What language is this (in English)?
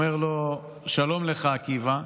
Hebrew